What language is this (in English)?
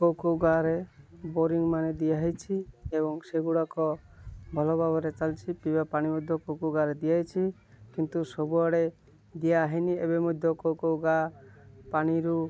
Odia